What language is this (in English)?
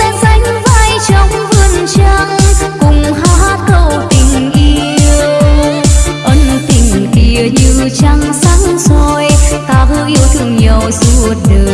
Vietnamese